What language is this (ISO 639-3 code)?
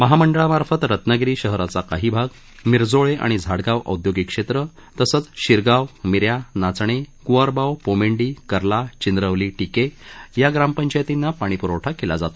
mar